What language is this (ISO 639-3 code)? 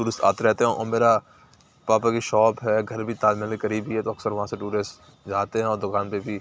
urd